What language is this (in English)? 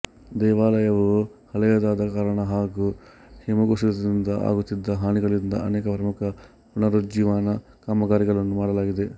Kannada